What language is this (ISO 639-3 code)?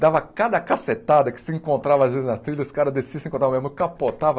por